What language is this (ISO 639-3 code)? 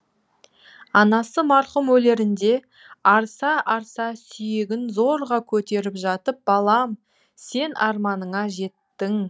kaz